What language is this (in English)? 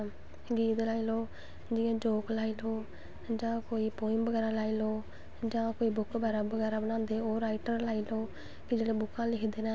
Dogri